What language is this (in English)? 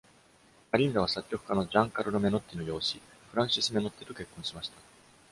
Japanese